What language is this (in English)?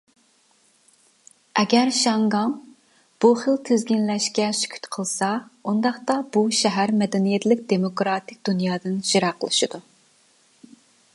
Uyghur